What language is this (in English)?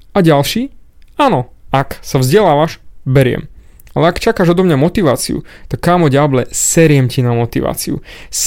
Slovak